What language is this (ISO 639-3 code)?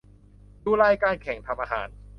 tha